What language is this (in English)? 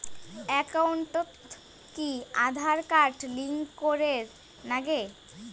Bangla